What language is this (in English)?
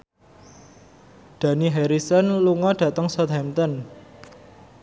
Javanese